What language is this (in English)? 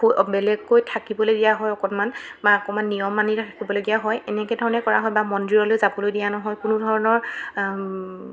Assamese